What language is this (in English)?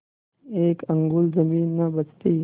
Hindi